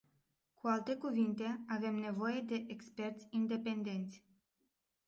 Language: Romanian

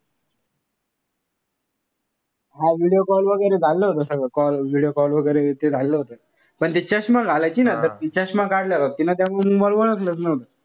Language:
Marathi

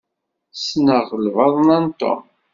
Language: Kabyle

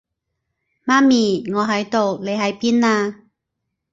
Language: Cantonese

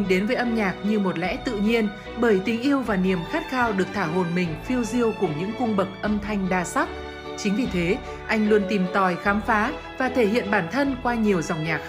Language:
Vietnamese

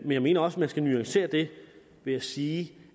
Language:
Danish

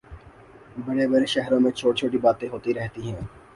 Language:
Urdu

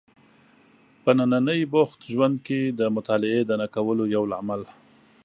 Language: Pashto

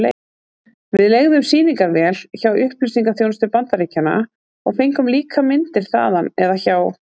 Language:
Icelandic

